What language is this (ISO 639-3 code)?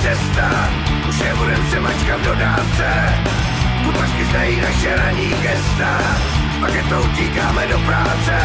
slk